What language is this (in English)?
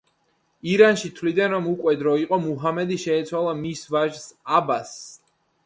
Georgian